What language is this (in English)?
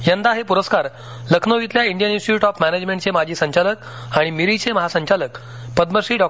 Marathi